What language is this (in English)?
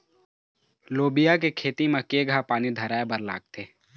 Chhattisgarhi